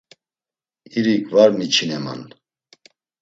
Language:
Laz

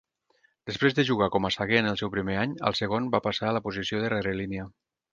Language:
Catalan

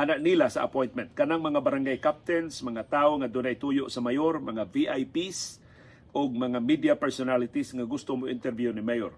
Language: Filipino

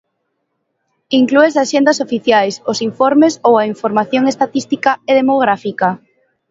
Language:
Galician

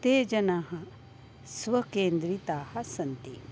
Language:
Sanskrit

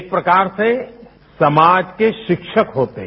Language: Hindi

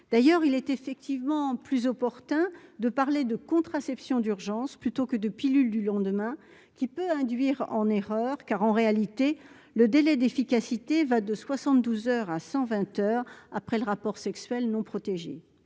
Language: French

